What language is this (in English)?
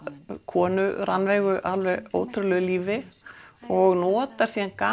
Icelandic